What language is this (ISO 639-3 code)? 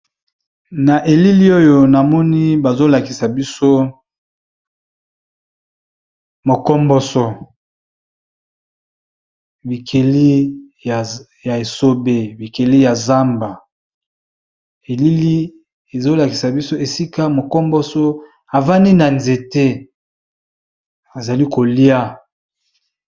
lin